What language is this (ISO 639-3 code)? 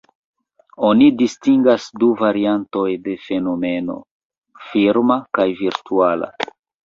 epo